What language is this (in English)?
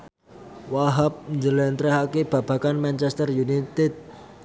Javanese